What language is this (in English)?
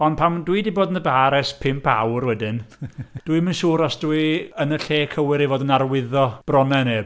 Welsh